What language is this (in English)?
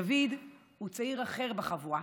Hebrew